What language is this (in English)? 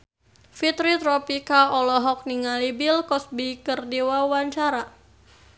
Sundanese